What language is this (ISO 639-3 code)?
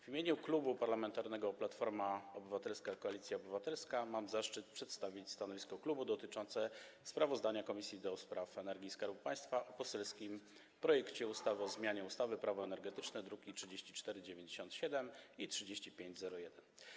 pol